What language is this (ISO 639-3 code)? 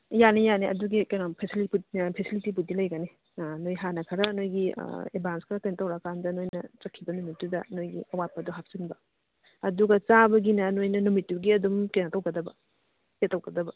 mni